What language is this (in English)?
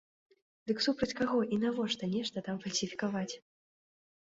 Belarusian